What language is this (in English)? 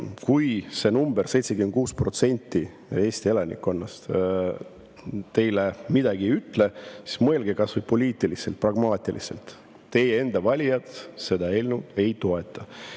Estonian